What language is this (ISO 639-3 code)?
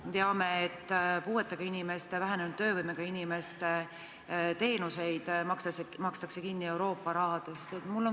est